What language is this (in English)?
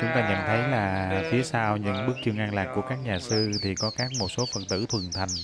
Vietnamese